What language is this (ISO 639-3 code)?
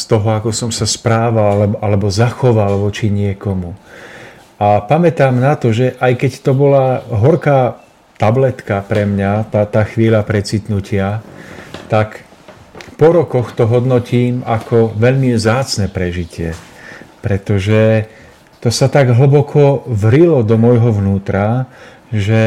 ces